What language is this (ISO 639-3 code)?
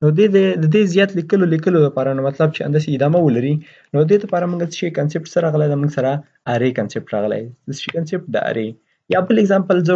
fas